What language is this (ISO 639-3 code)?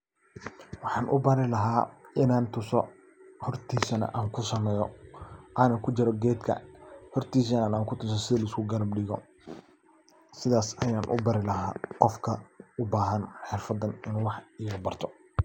som